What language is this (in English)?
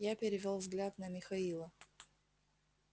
Russian